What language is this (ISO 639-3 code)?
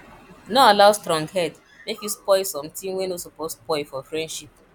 pcm